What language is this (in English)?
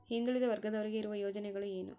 Kannada